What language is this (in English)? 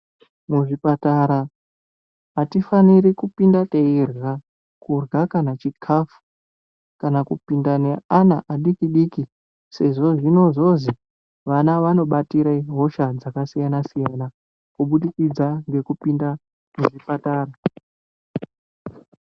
Ndau